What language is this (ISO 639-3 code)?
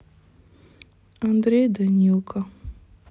rus